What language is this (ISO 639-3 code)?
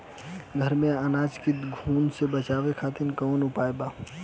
bho